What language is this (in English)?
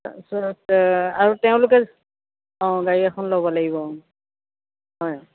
Assamese